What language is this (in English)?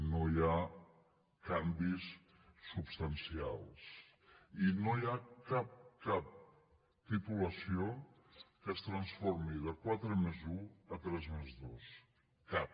Catalan